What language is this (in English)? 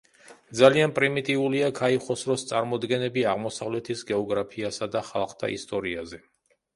Georgian